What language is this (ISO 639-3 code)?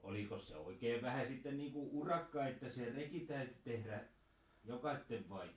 fin